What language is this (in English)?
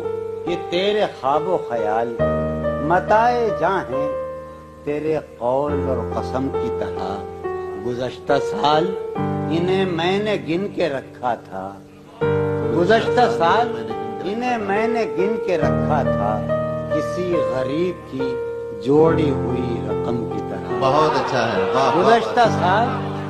Urdu